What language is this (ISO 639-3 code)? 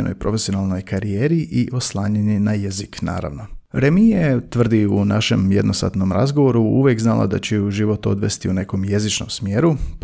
hrv